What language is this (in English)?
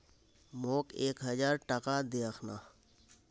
Magahi